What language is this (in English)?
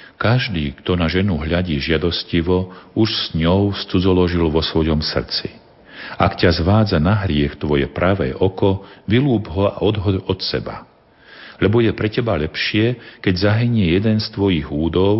Slovak